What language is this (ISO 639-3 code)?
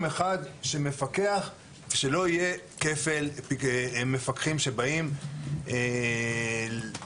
heb